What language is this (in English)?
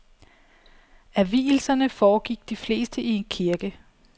Danish